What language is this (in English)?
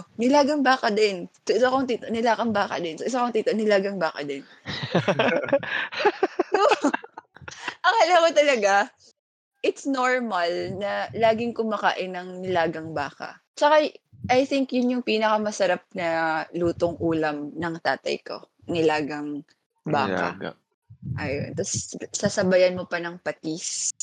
Filipino